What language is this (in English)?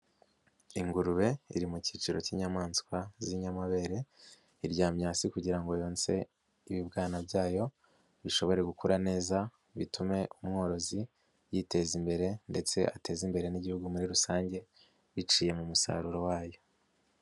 Kinyarwanda